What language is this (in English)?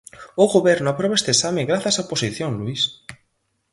Galician